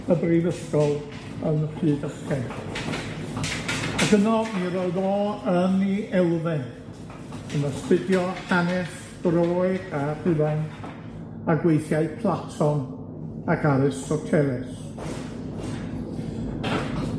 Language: Welsh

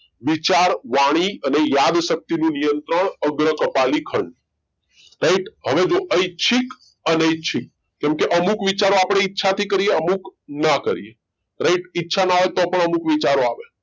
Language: Gujarati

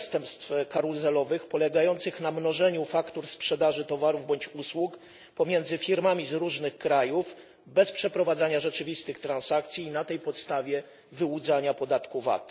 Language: Polish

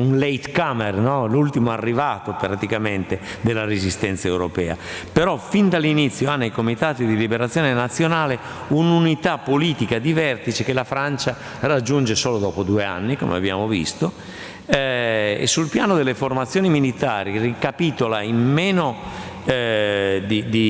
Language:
Italian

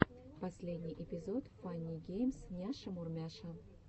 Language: Russian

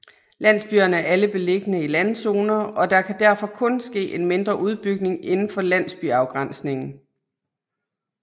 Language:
Danish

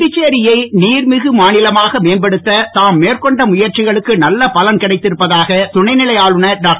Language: Tamil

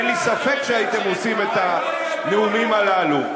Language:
Hebrew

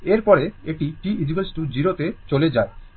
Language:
Bangla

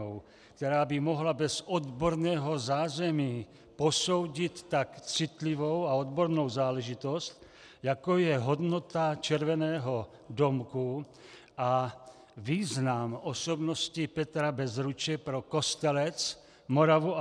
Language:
Czech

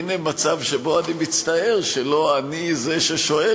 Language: Hebrew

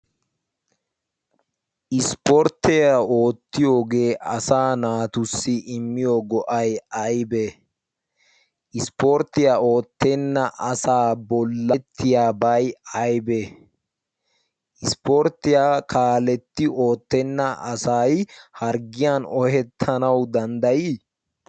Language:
Wolaytta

